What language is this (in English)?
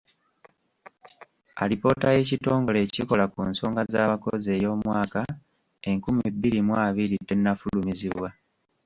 Ganda